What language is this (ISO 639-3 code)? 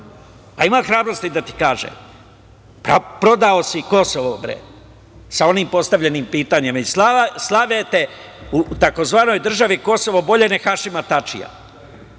srp